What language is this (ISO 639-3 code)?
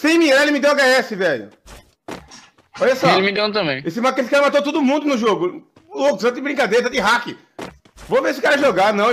por